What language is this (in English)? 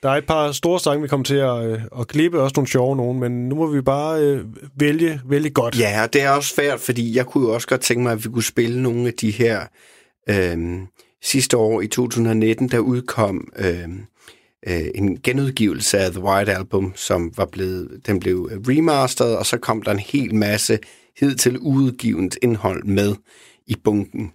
Danish